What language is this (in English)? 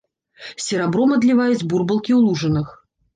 Belarusian